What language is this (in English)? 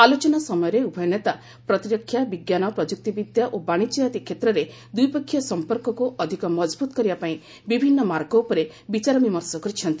Odia